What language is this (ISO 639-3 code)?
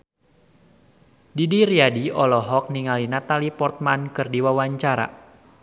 sun